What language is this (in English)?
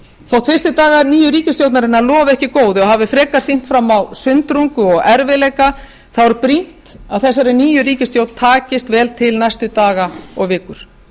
Icelandic